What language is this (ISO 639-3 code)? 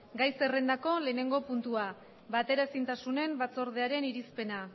eus